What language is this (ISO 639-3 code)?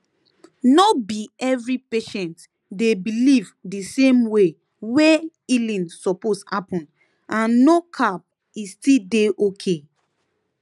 pcm